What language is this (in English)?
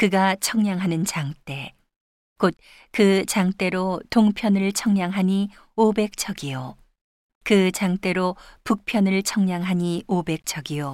Korean